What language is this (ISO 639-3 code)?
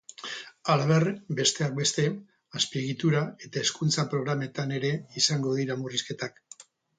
eus